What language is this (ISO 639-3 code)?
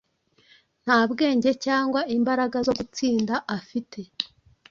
kin